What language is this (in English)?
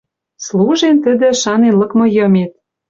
Western Mari